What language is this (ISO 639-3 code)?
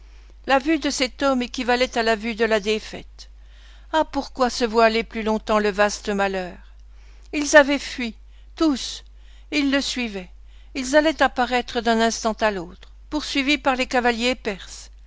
fra